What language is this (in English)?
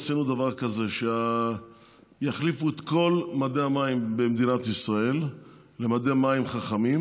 Hebrew